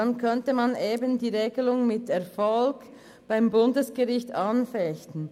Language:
Swiss German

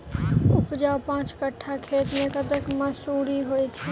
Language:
Maithili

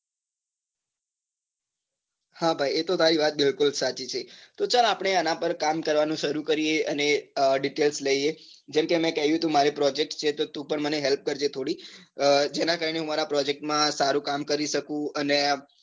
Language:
Gujarati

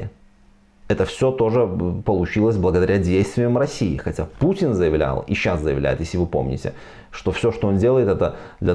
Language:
Russian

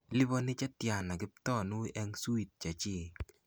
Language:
Kalenjin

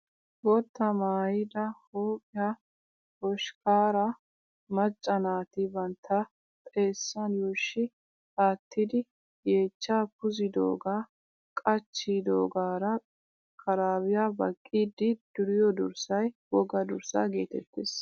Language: Wolaytta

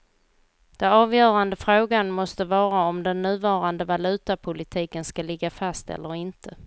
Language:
Swedish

